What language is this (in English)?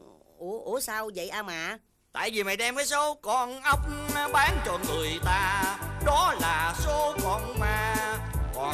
Vietnamese